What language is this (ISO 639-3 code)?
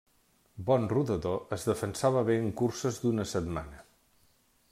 cat